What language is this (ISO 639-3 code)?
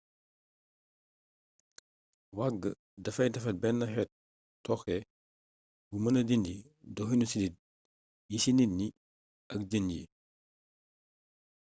wol